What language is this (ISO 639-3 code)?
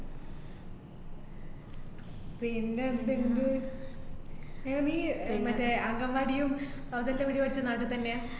mal